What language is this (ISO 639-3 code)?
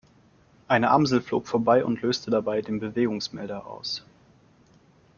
deu